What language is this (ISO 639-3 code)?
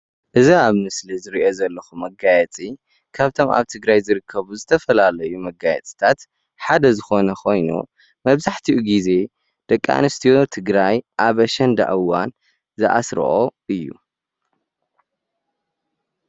tir